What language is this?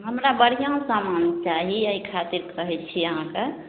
Maithili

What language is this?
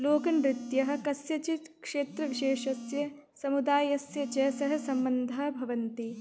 Sanskrit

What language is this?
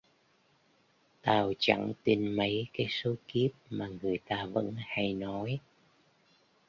Vietnamese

